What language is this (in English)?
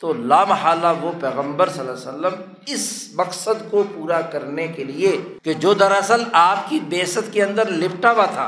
Urdu